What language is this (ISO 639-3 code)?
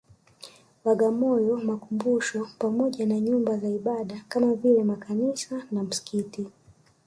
swa